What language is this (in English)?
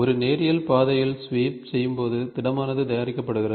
Tamil